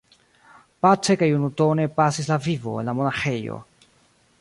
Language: Esperanto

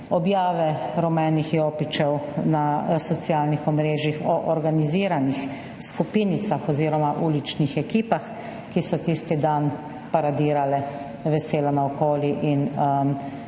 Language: Slovenian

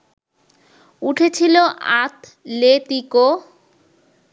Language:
Bangla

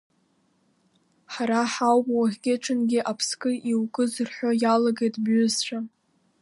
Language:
Abkhazian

